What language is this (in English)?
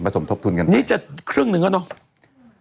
Thai